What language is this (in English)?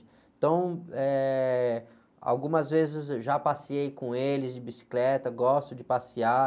Portuguese